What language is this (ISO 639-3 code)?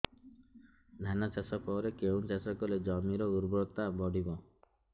ori